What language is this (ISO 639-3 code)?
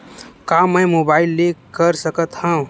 hne